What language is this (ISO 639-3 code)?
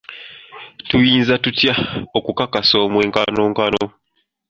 lug